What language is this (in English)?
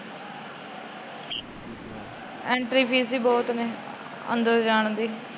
Punjabi